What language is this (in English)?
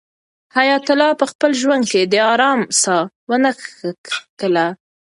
Pashto